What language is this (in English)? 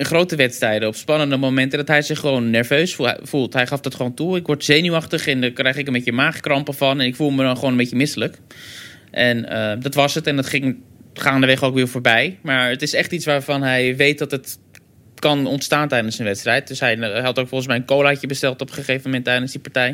Dutch